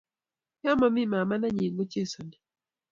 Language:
Kalenjin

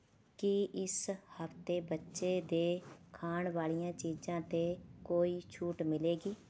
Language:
Punjabi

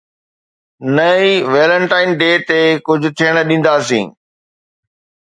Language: Sindhi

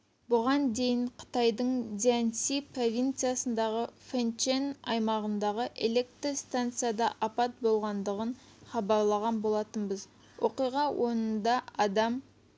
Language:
Kazakh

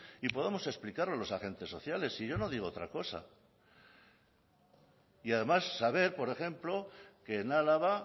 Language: Spanish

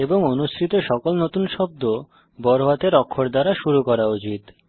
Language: Bangla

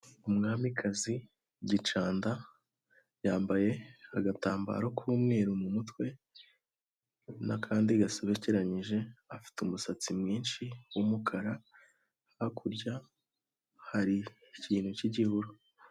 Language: Kinyarwanda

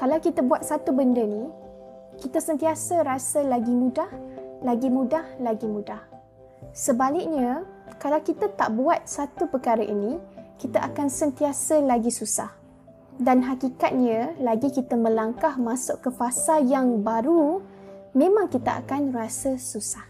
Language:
Malay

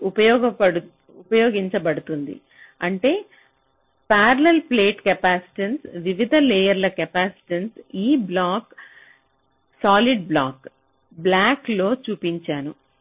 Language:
Telugu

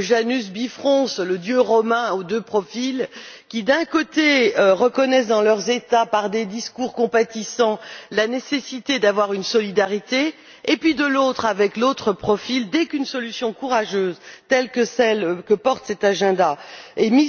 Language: French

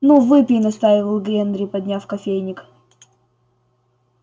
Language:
Russian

